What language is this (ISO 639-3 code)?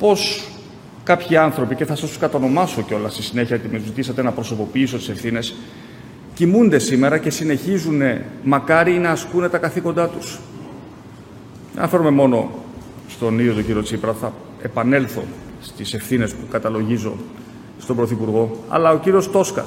ell